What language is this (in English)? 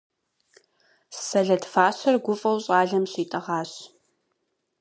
Kabardian